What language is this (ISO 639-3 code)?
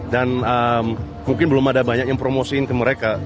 ind